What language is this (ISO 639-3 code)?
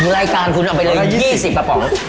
tha